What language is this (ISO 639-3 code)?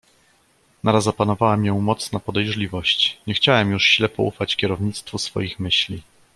pol